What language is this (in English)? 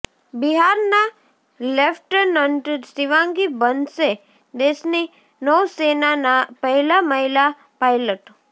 Gujarati